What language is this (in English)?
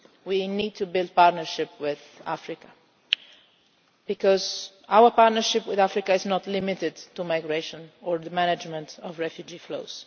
English